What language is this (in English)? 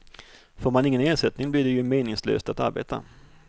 Swedish